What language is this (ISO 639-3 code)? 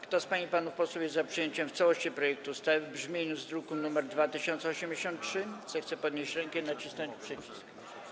pol